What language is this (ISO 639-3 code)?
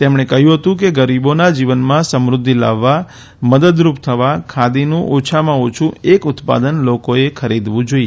guj